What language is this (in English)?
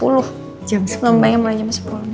Indonesian